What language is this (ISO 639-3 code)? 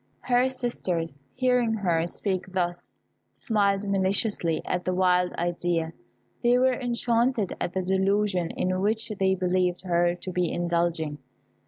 eng